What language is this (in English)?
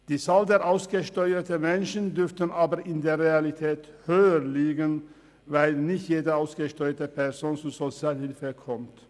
Swiss German